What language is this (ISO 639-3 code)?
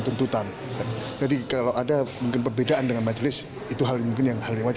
ind